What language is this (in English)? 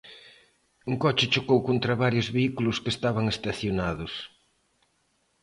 Galician